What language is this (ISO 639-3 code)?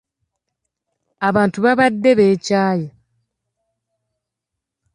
lug